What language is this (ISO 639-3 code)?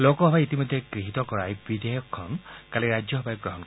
asm